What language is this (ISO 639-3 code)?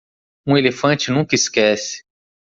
por